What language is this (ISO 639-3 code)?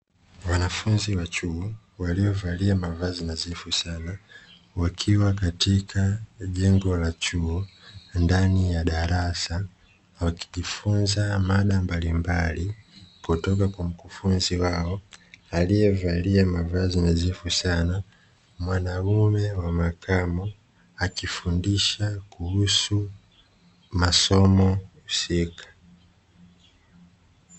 swa